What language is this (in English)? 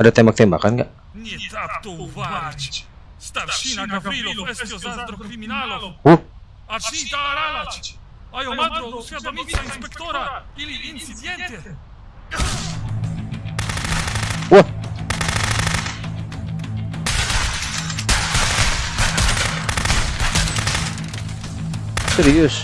Indonesian